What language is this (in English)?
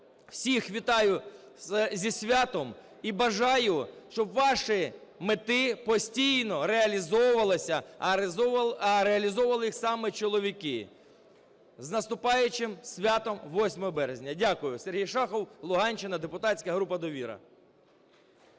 Ukrainian